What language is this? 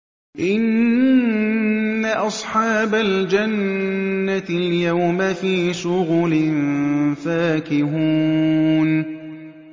Arabic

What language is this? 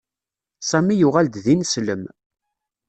Kabyle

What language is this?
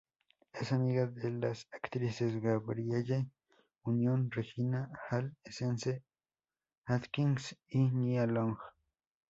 Spanish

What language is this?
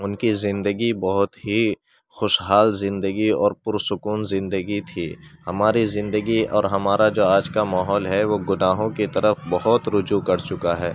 Urdu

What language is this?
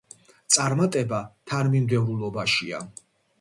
Georgian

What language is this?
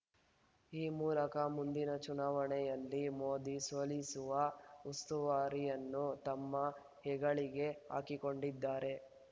Kannada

